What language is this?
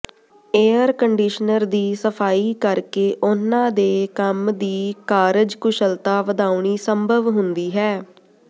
Punjabi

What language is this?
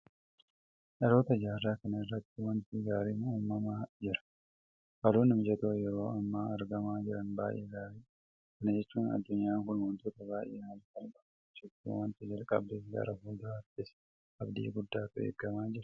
Oromo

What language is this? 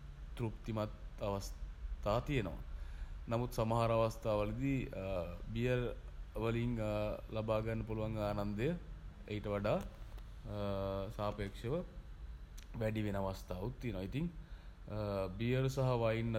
Sinhala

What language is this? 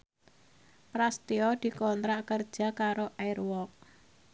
Javanese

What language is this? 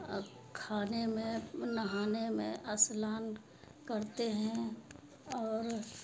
Urdu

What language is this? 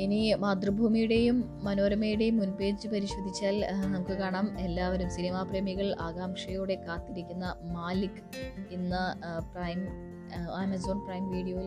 Malayalam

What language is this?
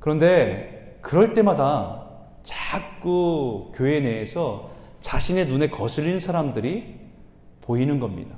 Korean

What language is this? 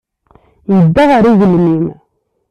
Kabyle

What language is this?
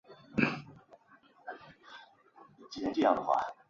Chinese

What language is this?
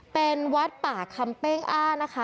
Thai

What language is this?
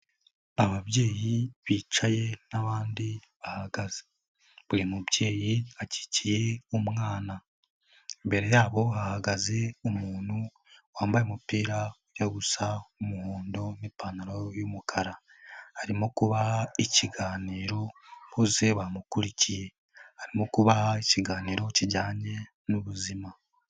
Kinyarwanda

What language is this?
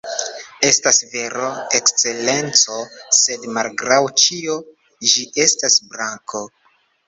Esperanto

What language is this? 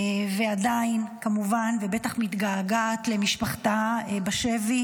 Hebrew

